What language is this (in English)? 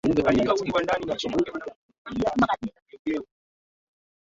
Swahili